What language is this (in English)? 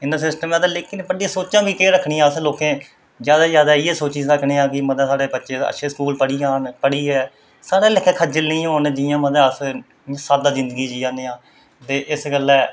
Dogri